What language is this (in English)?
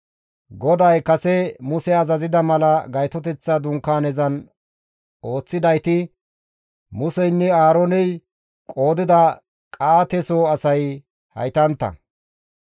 Gamo